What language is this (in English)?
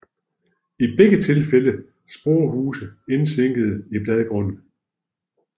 Danish